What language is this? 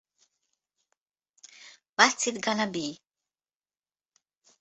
Hungarian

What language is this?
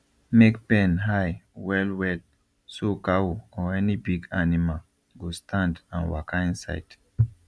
Nigerian Pidgin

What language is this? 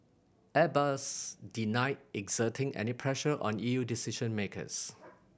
English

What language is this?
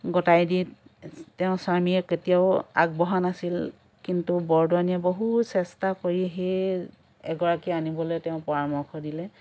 Assamese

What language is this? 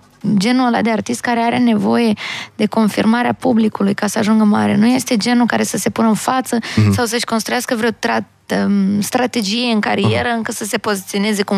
Romanian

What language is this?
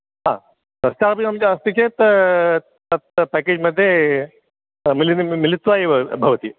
Sanskrit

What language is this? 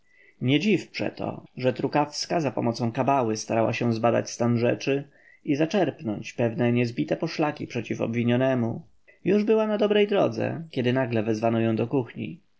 Polish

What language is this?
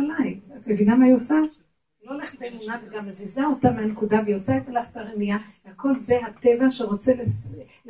Hebrew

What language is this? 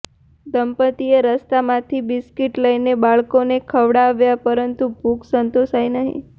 Gujarati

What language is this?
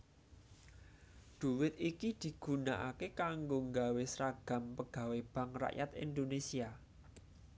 Javanese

